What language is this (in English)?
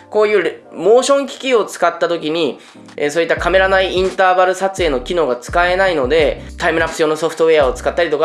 Japanese